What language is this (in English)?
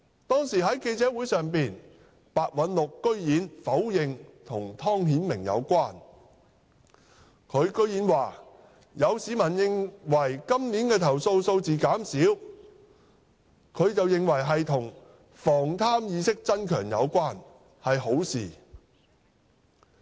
Cantonese